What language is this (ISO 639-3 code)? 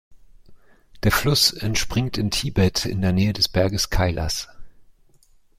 deu